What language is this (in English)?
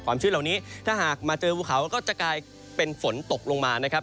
Thai